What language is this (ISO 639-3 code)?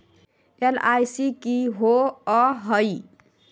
mag